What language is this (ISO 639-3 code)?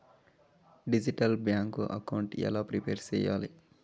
tel